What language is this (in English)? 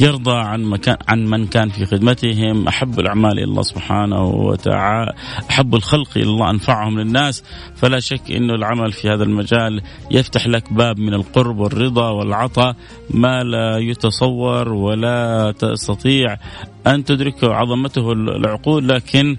Arabic